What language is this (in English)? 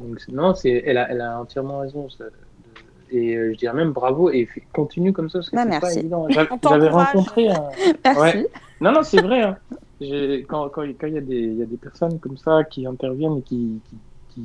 French